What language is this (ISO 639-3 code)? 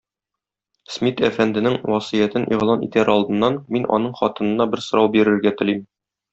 tat